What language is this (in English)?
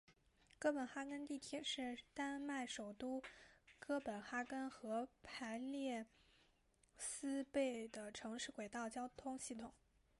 Chinese